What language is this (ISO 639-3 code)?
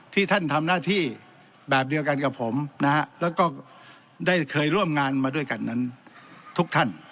tha